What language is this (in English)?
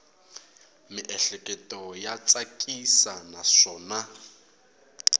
Tsonga